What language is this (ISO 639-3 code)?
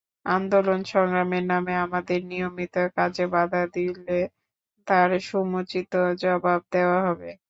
ben